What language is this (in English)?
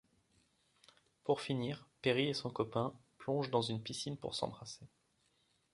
French